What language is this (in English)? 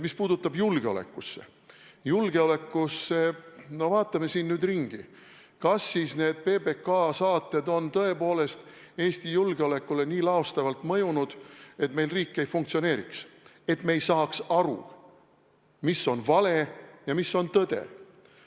Estonian